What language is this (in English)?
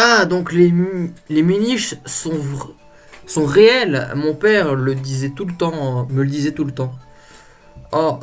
French